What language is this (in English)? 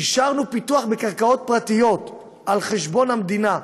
Hebrew